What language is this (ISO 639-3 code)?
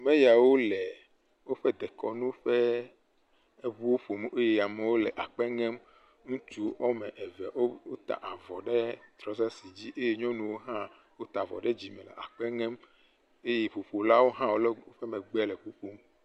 ewe